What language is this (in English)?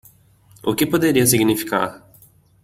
Portuguese